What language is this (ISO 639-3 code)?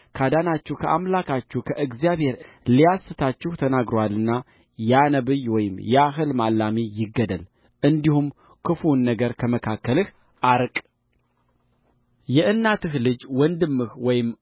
amh